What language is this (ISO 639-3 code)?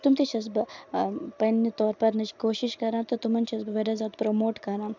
kas